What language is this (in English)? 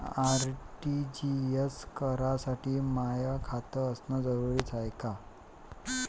Marathi